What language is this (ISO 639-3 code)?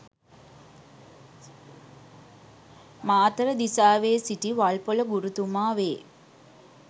sin